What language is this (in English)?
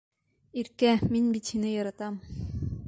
Bashkir